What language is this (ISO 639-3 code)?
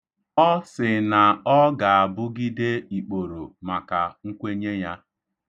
ibo